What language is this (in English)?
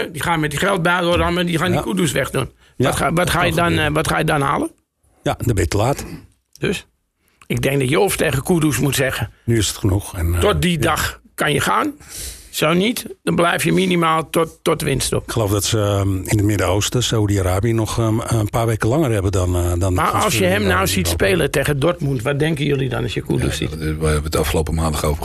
Dutch